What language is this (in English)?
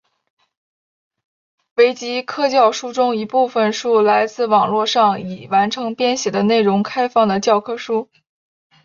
Chinese